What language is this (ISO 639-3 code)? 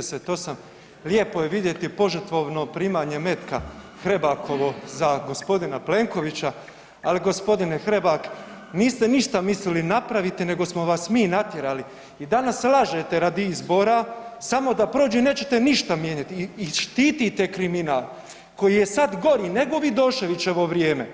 hrv